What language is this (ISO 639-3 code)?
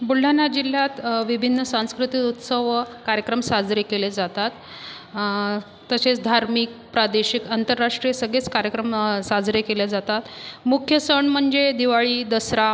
mar